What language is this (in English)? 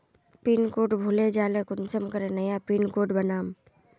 Magahi